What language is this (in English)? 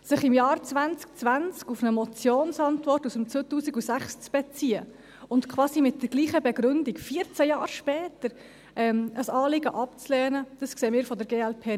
Swiss German